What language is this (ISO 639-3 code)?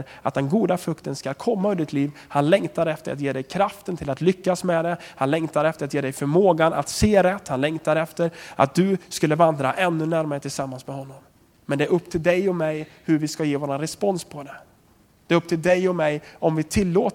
swe